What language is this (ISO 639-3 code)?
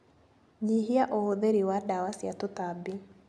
kik